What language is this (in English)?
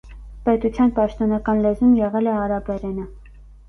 Armenian